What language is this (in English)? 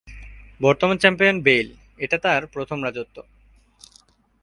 Bangla